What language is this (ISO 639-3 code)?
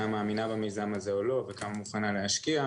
heb